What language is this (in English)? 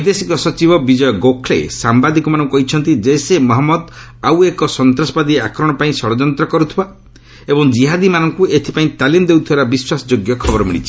Odia